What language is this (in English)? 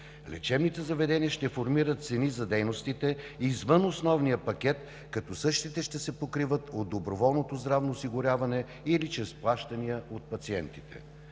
Bulgarian